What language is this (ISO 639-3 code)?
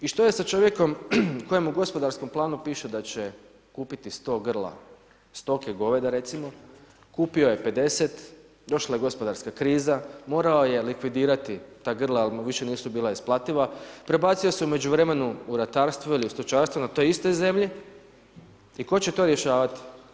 hrv